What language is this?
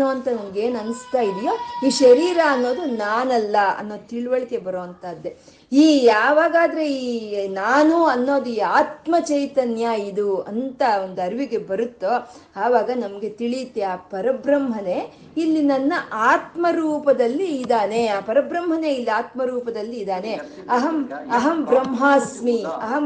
Kannada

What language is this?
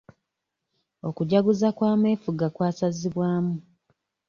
Ganda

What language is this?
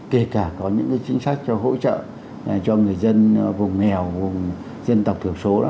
Vietnamese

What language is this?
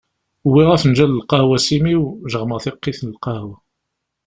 Kabyle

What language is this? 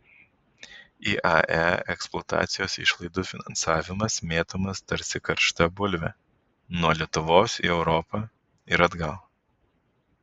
Lithuanian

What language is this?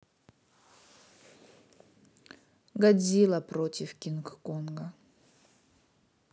Russian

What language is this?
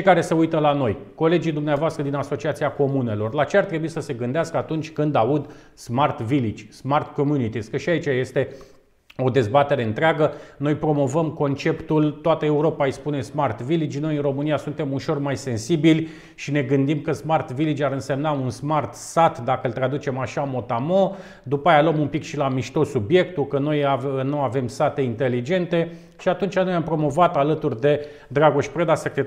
Romanian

